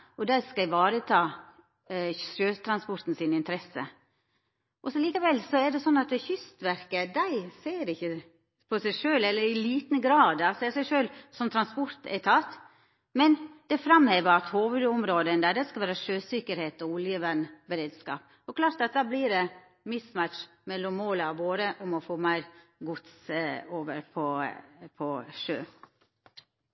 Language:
Norwegian Nynorsk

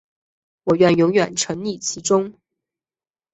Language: Chinese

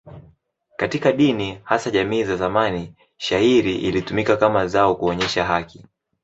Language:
Swahili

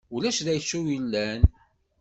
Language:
Kabyle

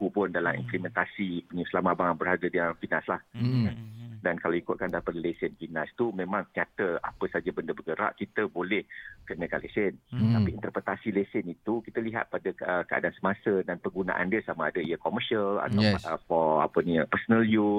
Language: Malay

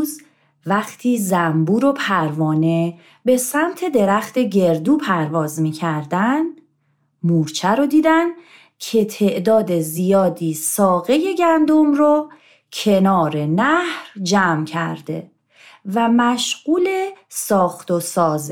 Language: Persian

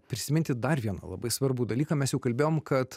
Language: Lithuanian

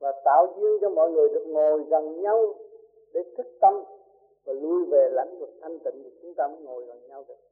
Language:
Vietnamese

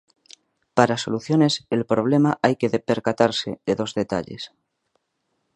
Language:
Spanish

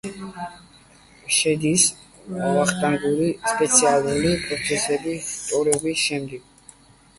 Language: Georgian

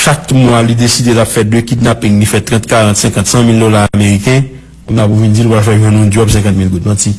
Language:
French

